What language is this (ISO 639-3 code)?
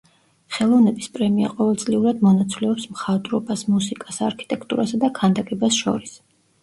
kat